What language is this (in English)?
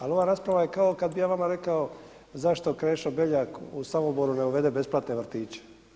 Croatian